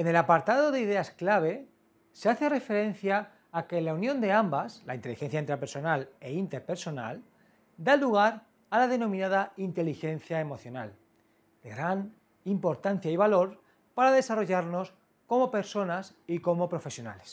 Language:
Spanish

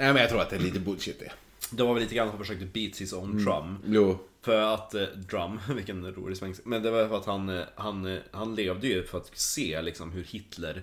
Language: Swedish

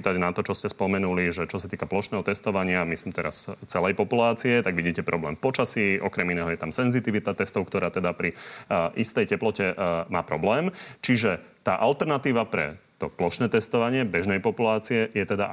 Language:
Slovak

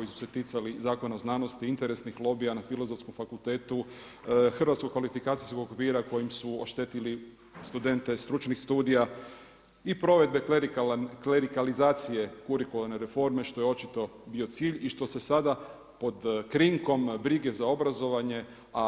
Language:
Croatian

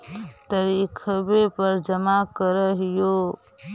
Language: Magahi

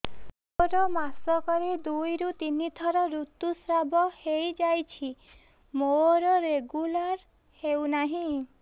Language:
Odia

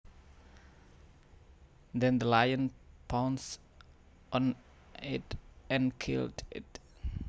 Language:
Javanese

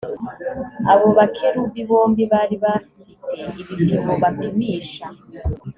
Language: Kinyarwanda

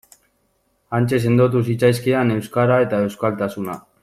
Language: Basque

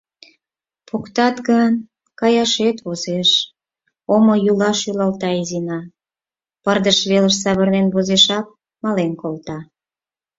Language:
Mari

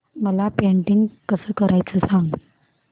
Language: Marathi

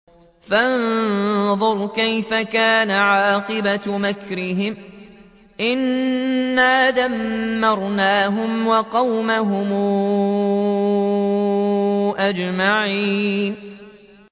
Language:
Arabic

